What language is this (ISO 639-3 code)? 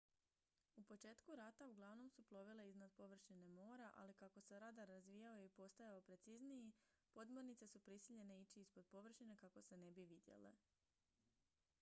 hrv